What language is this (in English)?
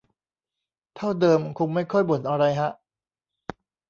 Thai